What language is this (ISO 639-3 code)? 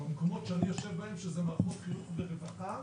heb